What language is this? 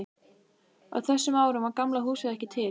Icelandic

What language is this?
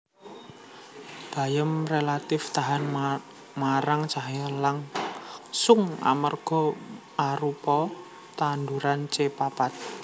Javanese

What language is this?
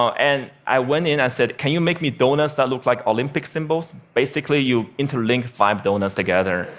English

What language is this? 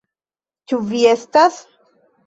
Esperanto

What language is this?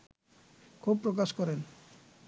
Bangla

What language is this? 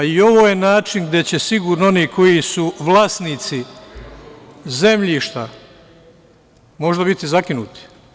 Serbian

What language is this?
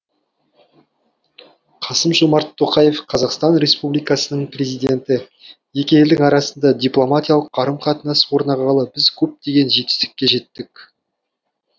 Kazakh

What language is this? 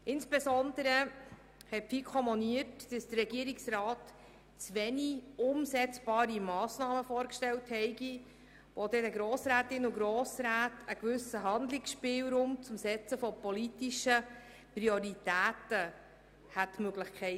Swiss German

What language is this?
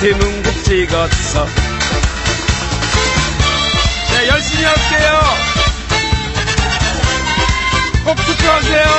Korean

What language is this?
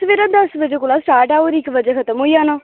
Dogri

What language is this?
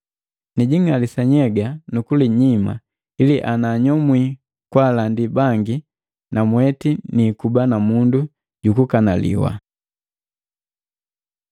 Matengo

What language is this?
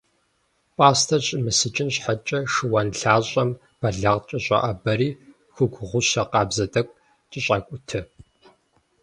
Kabardian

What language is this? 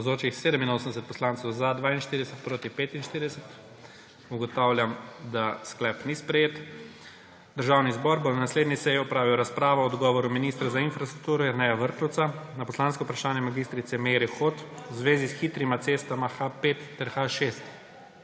Slovenian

